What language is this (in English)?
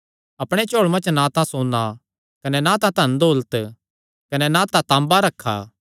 Kangri